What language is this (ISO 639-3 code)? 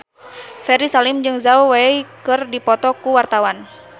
sun